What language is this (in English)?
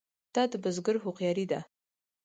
Pashto